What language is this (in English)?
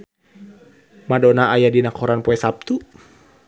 Sundanese